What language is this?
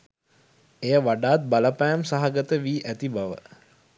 Sinhala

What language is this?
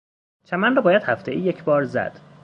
Persian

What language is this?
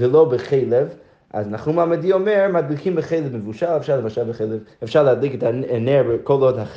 Hebrew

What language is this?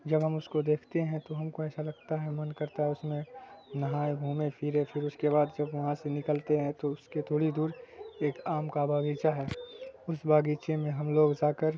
Urdu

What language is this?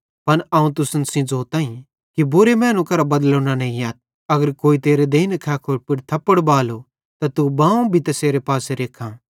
Bhadrawahi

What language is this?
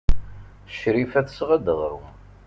Kabyle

